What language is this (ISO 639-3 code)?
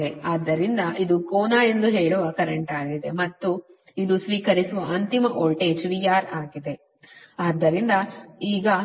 kan